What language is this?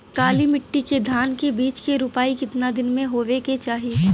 Bhojpuri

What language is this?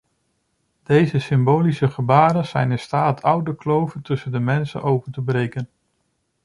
Dutch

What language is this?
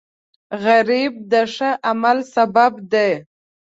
Pashto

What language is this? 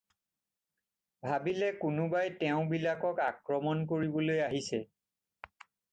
Assamese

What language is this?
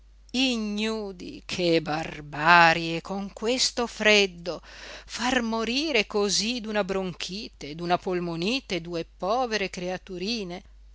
Italian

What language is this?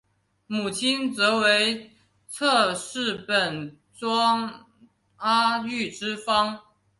Chinese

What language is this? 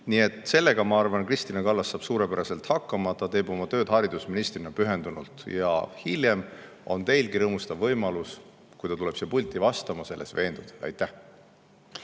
Estonian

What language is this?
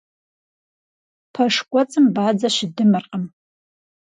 Kabardian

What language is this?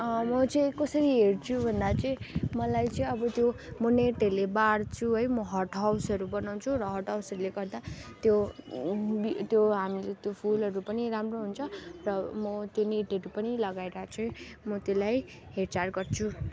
Nepali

